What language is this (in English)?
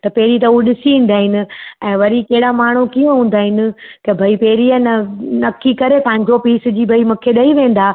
Sindhi